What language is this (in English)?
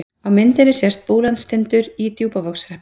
Icelandic